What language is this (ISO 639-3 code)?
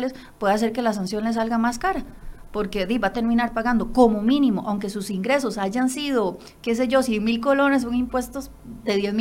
spa